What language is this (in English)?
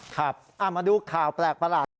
Thai